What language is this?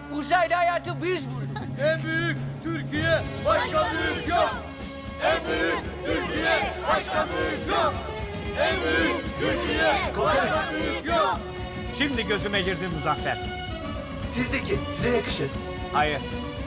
Turkish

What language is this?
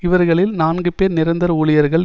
Tamil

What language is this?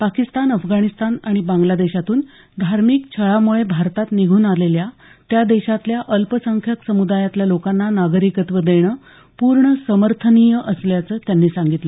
Marathi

